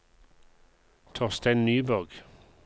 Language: Norwegian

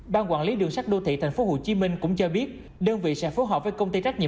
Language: Vietnamese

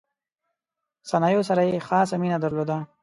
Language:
Pashto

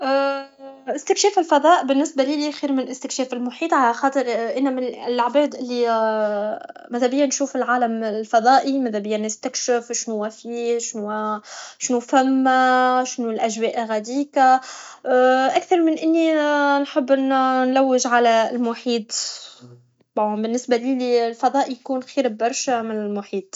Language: Tunisian Arabic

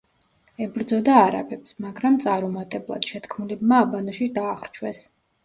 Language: Georgian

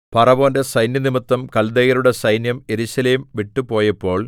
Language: Malayalam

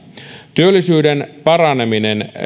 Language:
Finnish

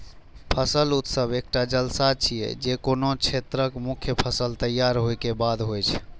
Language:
Maithili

